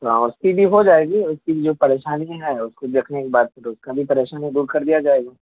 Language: Urdu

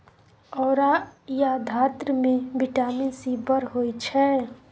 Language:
Maithili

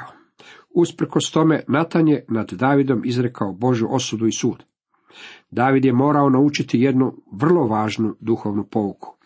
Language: Croatian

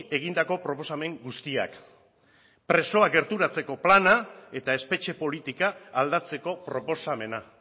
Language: Basque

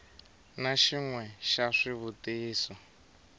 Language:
Tsonga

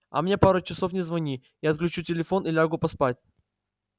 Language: Russian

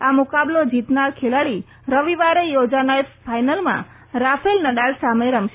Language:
Gujarati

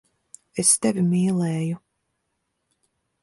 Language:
Latvian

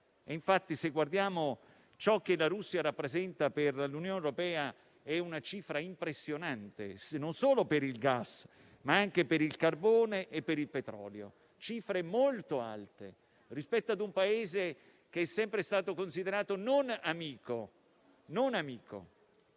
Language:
Italian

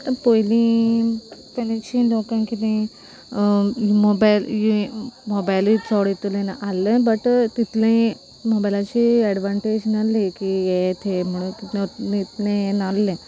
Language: Konkani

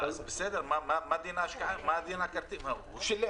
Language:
Hebrew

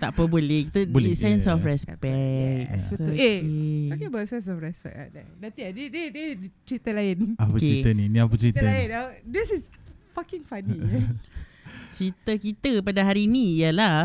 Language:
Malay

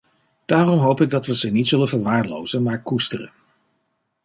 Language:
Dutch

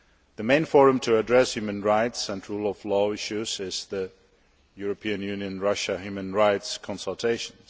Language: English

